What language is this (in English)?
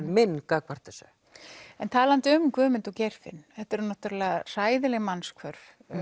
Icelandic